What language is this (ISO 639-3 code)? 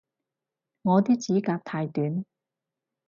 yue